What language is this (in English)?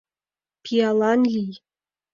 Mari